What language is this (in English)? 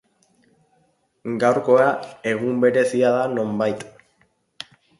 Basque